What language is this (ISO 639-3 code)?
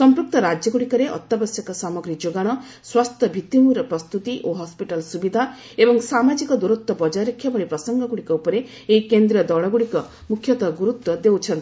ori